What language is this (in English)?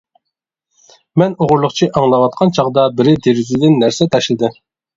Uyghur